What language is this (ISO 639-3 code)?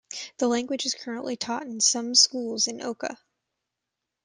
eng